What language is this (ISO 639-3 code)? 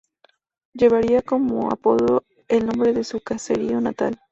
spa